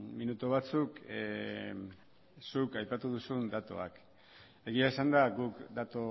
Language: Basque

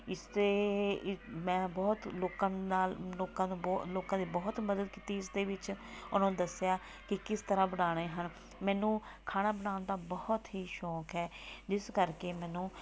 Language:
Punjabi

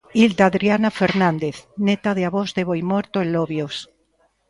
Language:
Galician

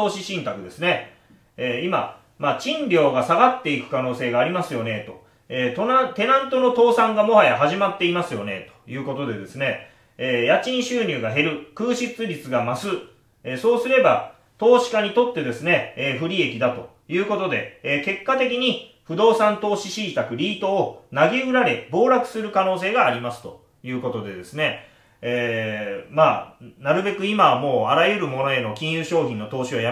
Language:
Japanese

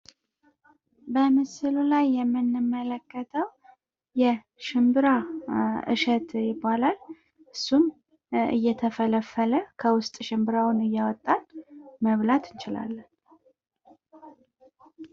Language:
Amharic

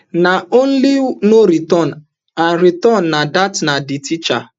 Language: Nigerian Pidgin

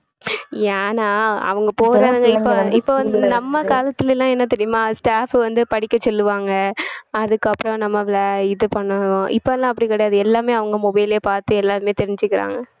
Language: Tamil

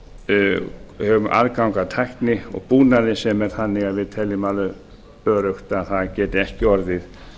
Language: Icelandic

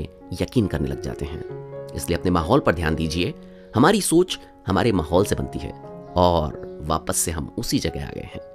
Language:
Hindi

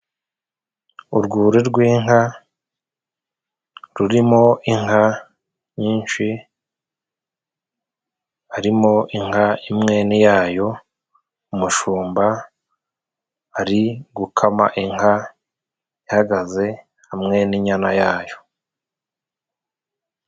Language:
Kinyarwanda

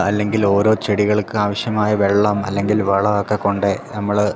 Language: Malayalam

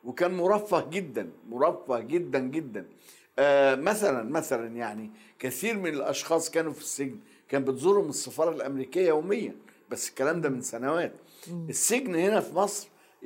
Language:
Arabic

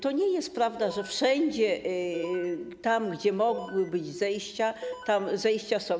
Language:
Polish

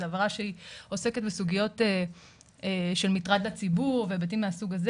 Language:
Hebrew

